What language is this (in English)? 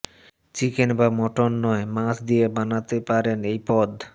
Bangla